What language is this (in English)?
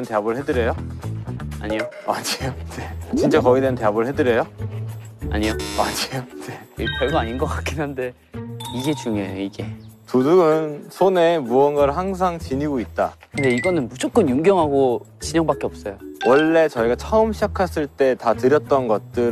Korean